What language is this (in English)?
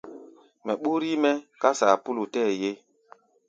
Gbaya